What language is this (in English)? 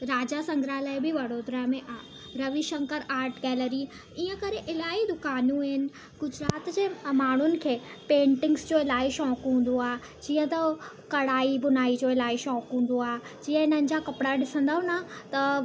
Sindhi